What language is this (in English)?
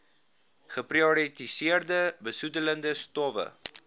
Afrikaans